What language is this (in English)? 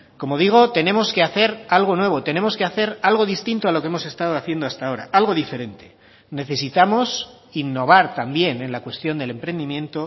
Spanish